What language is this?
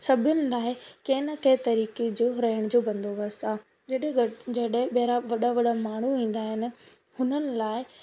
Sindhi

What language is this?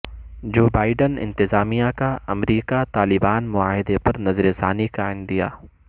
Urdu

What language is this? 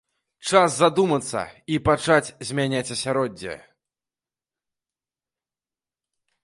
Belarusian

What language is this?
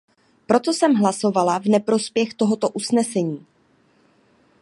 Czech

